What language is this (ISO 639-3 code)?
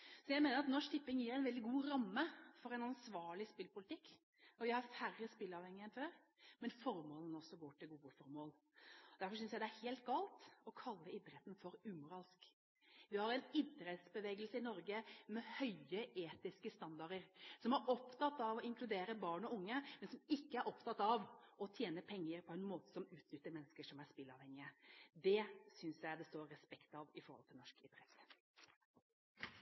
nob